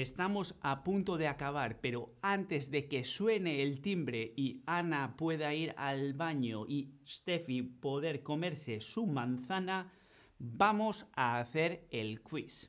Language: Spanish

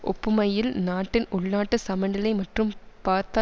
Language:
Tamil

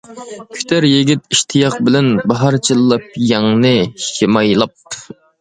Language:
Uyghur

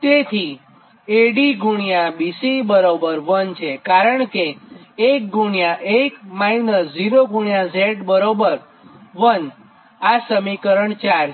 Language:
Gujarati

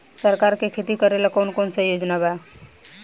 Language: Bhojpuri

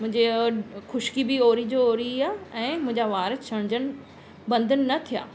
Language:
Sindhi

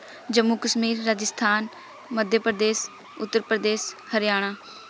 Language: Punjabi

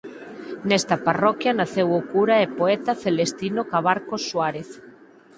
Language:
Galician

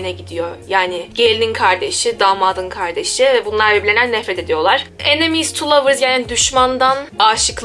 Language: Turkish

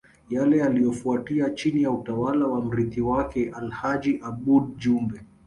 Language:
Swahili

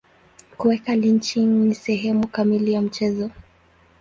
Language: Swahili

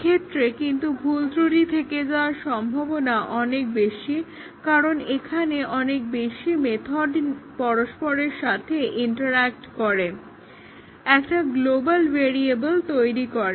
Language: Bangla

